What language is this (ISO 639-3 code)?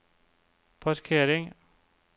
nor